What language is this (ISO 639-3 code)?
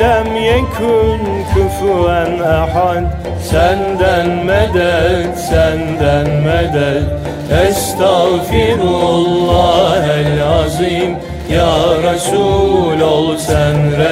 tur